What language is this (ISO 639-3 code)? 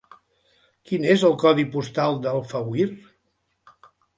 cat